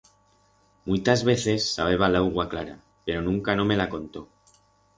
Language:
Aragonese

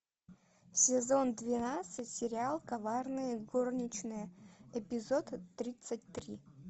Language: Russian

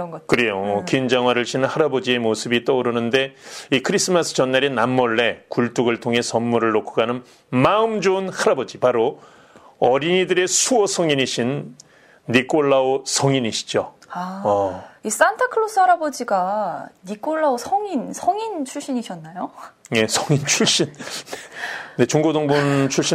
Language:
Korean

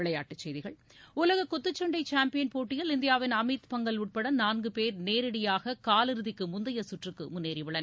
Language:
Tamil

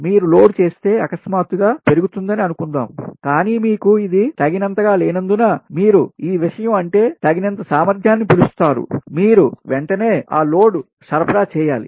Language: Telugu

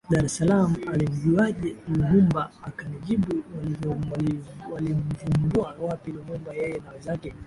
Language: Swahili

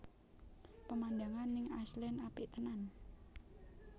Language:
Javanese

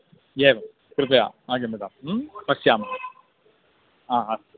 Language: Sanskrit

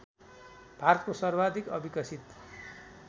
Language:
Nepali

